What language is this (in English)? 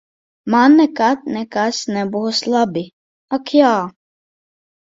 Latvian